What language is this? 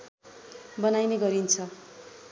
Nepali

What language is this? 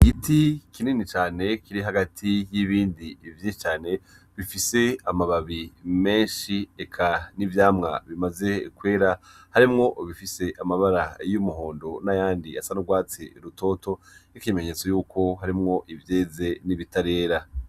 Rundi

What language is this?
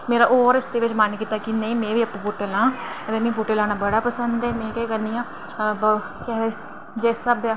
Dogri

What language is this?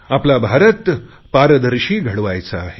Marathi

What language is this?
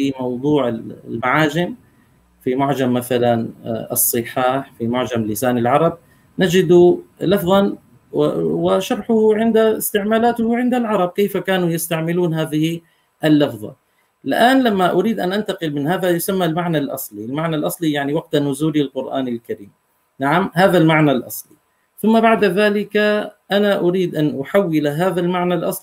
Arabic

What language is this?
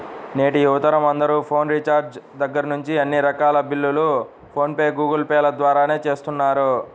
Telugu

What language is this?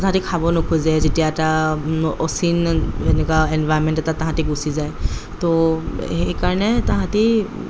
Assamese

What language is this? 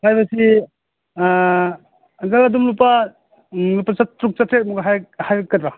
Manipuri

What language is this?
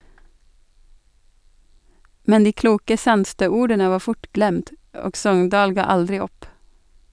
Norwegian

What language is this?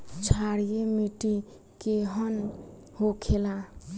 Bhojpuri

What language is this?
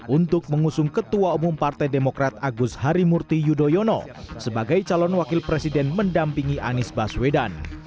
Indonesian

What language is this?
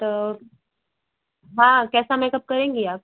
Hindi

